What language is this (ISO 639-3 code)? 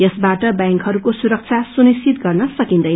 nep